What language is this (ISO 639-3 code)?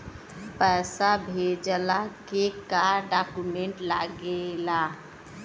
bho